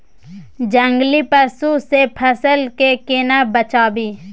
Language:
Maithili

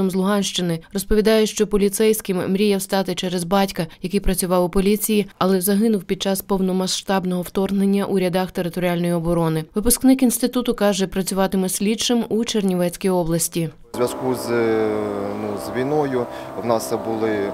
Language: Ukrainian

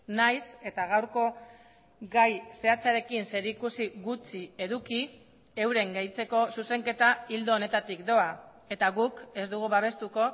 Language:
Basque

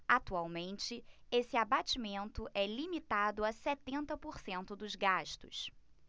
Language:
Portuguese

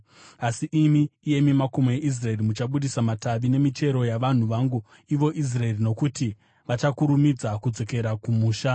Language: Shona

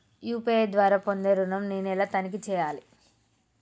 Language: Telugu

